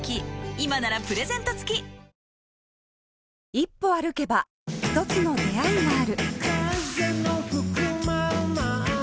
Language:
Japanese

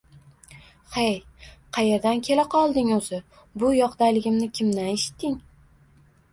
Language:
Uzbek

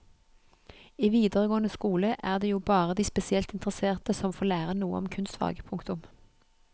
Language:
Norwegian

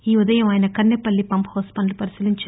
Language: Telugu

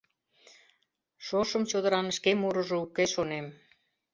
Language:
Mari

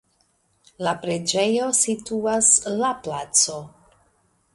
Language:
Esperanto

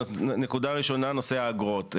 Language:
Hebrew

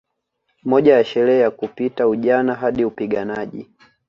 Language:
Swahili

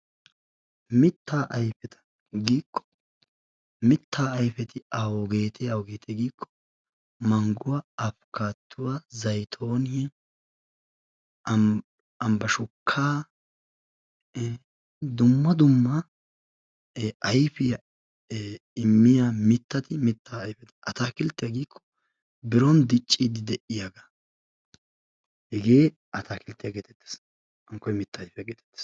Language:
Wolaytta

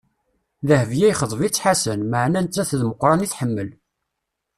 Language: Kabyle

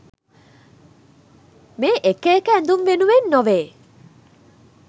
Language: Sinhala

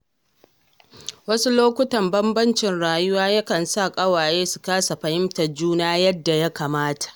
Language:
Hausa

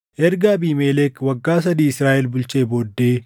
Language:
Oromo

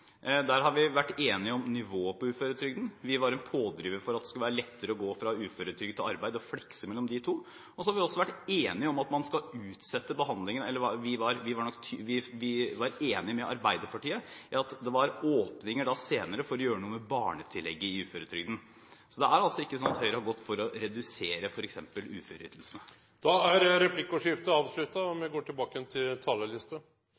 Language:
Norwegian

